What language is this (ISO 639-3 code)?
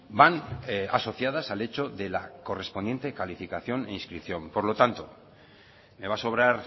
spa